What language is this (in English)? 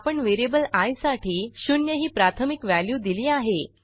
Marathi